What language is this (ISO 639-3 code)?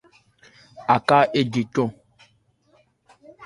ebr